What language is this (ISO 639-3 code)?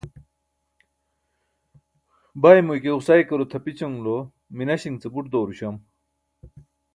bsk